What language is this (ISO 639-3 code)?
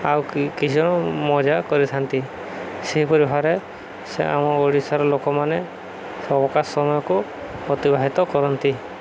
ori